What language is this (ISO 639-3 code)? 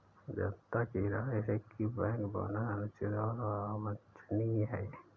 hin